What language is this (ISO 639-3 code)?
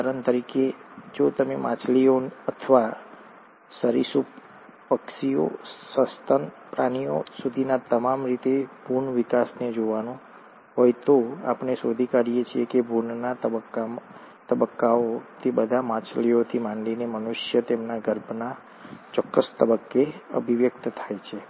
guj